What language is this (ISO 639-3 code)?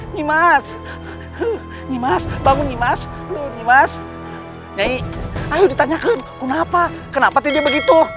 ind